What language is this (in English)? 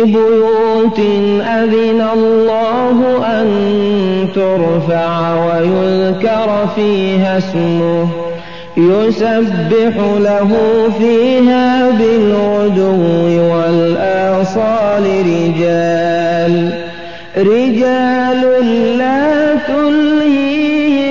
Arabic